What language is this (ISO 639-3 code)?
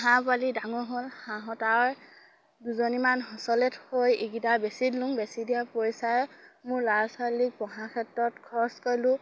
asm